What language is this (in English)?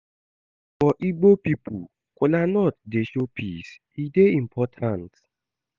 Nigerian Pidgin